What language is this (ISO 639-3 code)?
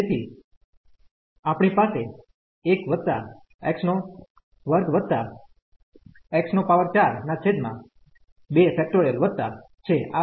guj